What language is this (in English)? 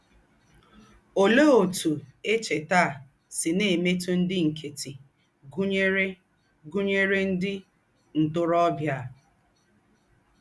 Igbo